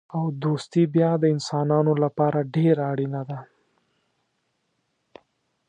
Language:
Pashto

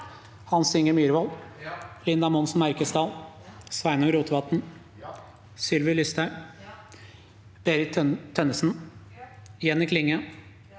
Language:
Norwegian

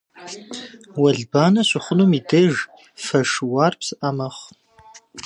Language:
Kabardian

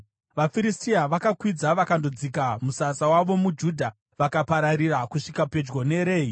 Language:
Shona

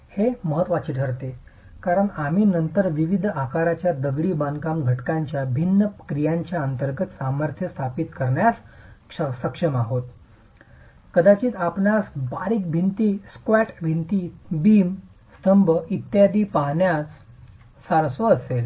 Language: Marathi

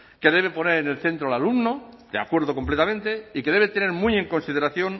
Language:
Spanish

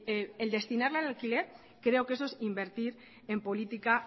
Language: Spanish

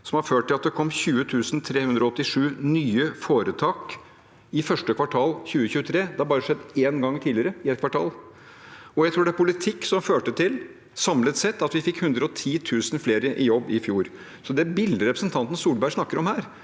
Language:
Norwegian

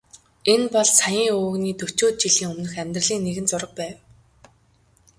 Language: Mongolian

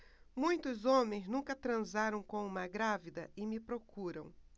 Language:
Portuguese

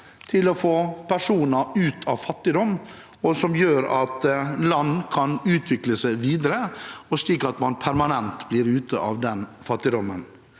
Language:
Norwegian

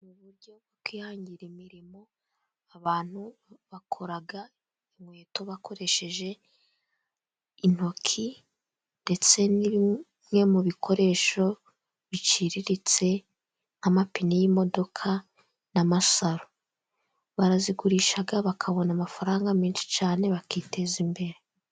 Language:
Kinyarwanda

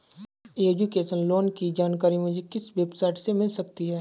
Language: Hindi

